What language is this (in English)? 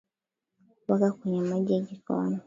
Swahili